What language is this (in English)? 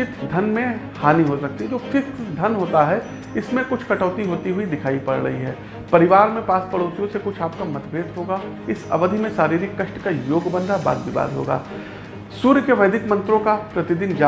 Hindi